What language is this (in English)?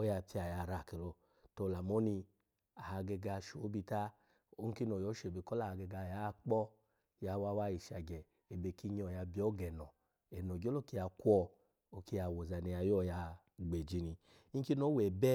Alago